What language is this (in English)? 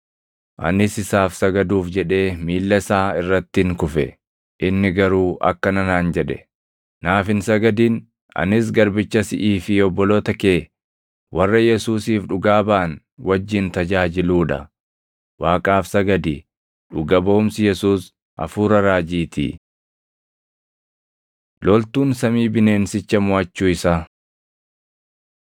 Oromo